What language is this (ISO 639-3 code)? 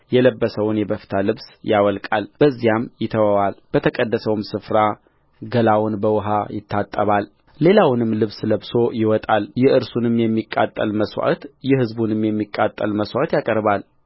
amh